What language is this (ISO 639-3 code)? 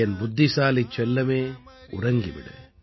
tam